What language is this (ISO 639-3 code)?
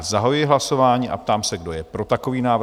ces